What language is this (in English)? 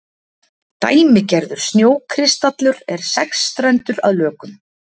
Icelandic